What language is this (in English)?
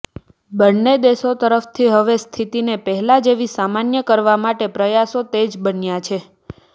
Gujarati